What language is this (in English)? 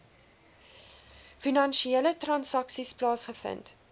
Afrikaans